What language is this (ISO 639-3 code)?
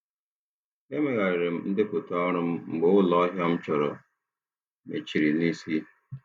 ibo